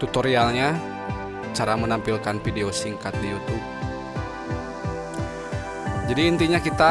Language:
Indonesian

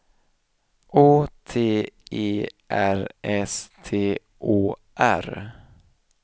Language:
Swedish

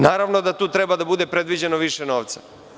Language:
Serbian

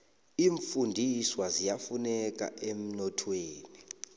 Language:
South Ndebele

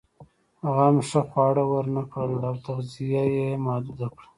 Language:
Pashto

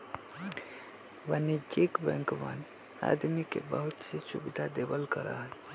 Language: Magahi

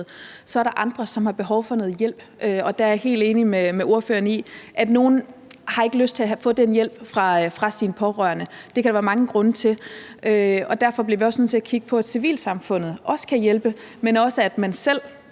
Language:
Danish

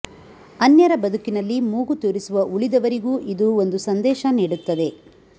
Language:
Kannada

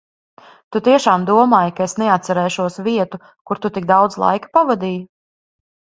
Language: Latvian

